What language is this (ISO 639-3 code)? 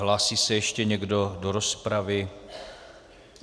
ces